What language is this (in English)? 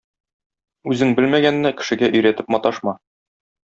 Tatar